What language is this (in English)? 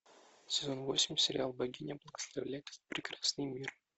Russian